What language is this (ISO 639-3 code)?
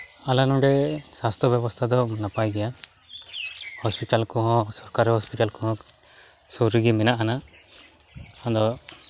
sat